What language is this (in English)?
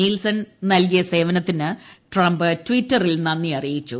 Malayalam